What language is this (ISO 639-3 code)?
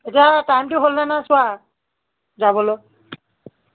asm